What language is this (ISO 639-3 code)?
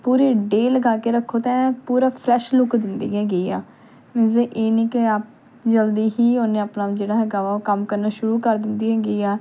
pan